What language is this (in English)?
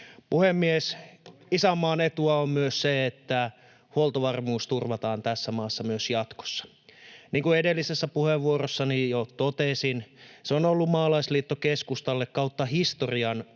Finnish